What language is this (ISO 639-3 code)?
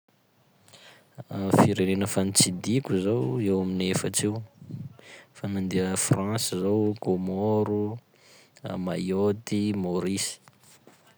skg